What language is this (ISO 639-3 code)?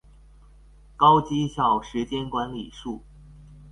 zho